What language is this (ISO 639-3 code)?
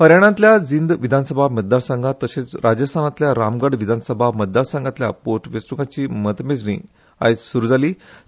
kok